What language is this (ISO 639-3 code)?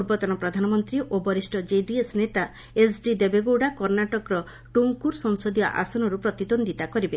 ori